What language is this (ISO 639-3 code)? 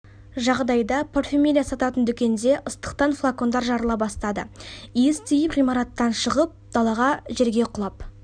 kaz